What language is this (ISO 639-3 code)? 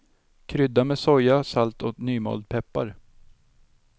swe